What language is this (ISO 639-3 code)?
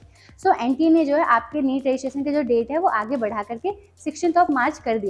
hin